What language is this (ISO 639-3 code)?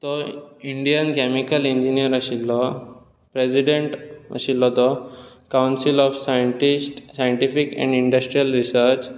kok